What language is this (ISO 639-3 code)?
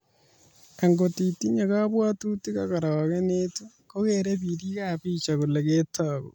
kln